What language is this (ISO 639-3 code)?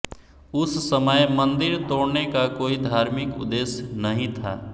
hin